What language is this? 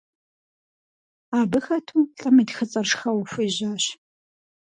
Kabardian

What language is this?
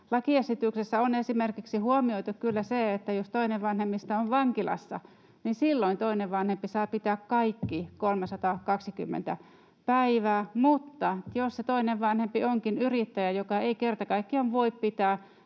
Finnish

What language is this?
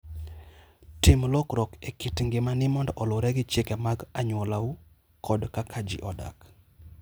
Luo (Kenya and Tanzania)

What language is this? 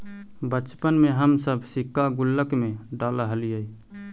Magahi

